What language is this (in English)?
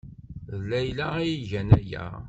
Kabyle